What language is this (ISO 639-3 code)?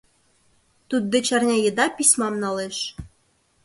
chm